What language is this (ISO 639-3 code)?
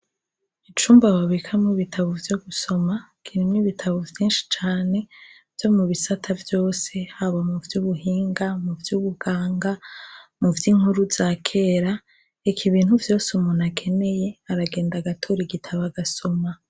run